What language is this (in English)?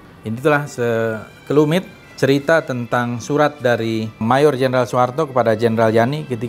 Indonesian